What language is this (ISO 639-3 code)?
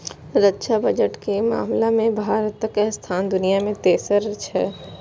mai